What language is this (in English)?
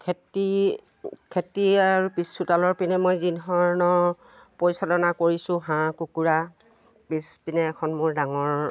Assamese